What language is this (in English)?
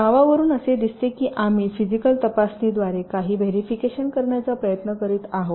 Marathi